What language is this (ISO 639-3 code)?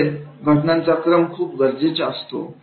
mar